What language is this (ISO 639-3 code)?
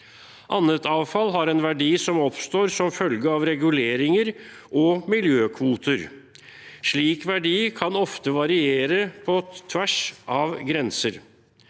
nor